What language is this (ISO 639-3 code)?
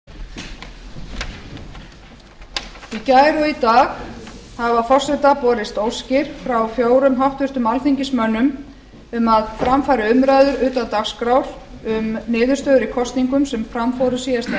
isl